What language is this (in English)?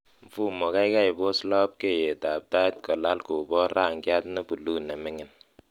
Kalenjin